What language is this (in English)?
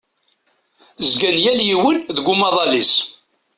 Kabyle